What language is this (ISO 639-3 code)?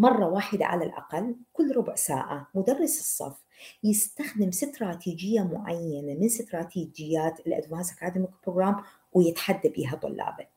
ara